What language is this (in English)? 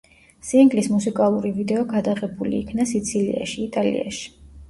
Georgian